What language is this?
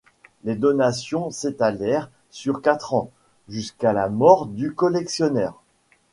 French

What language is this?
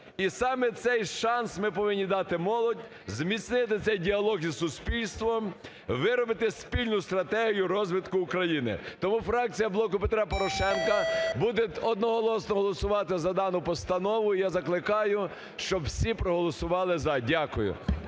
Ukrainian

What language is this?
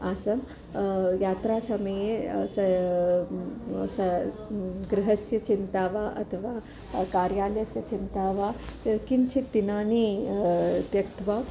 Sanskrit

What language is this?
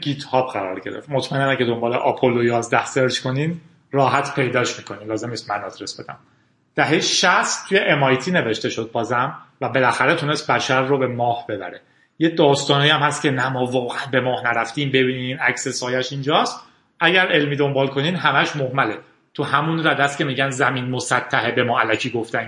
Persian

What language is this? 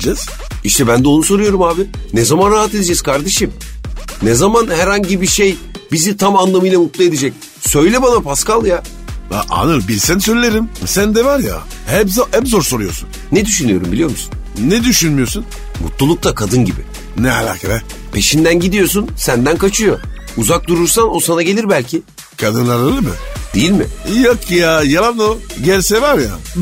Turkish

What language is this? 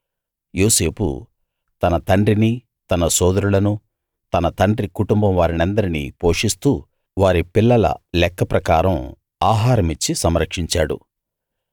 Telugu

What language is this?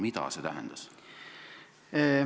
Estonian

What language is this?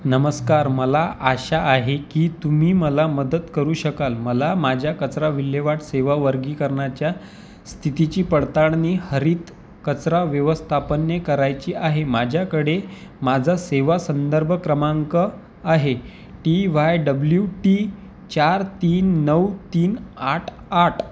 Marathi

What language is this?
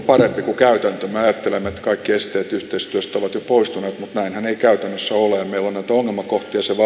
Finnish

